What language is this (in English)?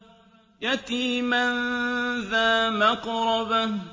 Arabic